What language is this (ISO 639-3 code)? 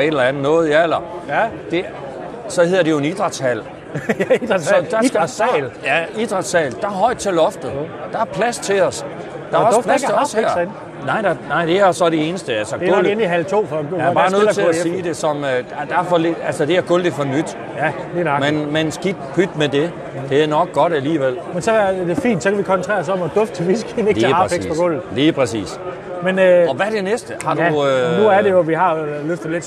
dan